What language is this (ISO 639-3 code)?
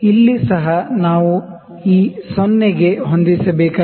kan